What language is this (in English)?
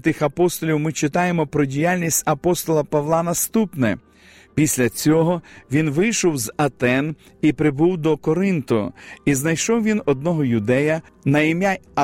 Ukrainian